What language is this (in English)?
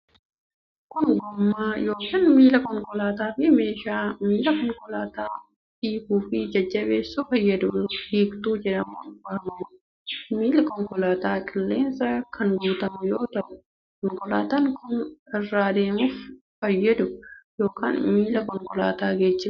Oromo